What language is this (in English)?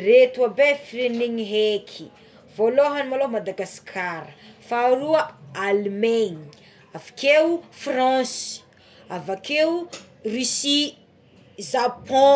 Tsimihety Malagasy